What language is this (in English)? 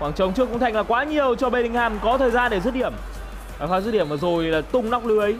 Vietnamese